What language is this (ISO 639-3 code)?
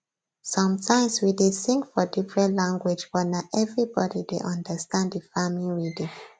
pcm